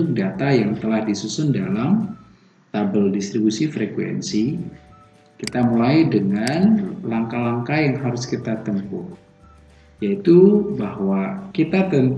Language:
Indonesian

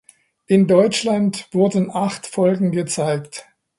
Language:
German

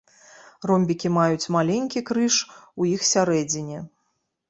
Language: Belarusian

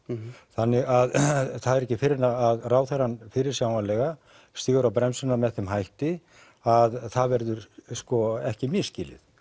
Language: Icelandic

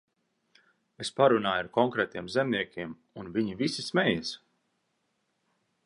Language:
Latvian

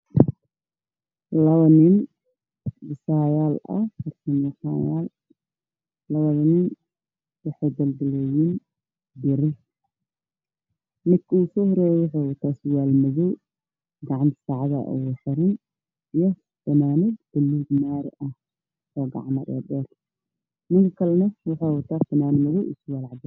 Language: Somali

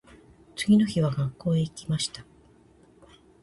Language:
Japanese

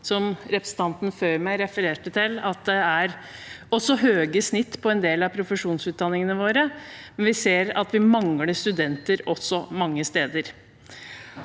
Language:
Norwegian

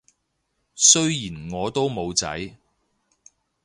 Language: Cantonese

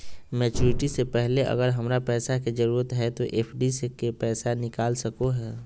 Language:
Magahi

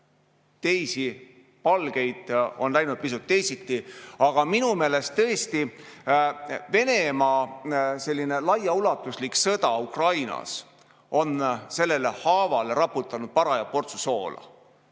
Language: Estonian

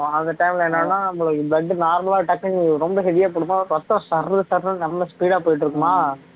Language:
Tamil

